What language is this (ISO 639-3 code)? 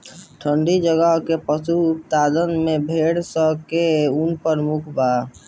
bho